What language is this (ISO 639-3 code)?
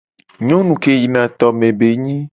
gej